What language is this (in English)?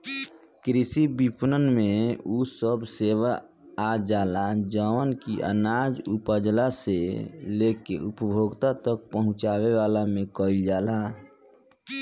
Bhojpuri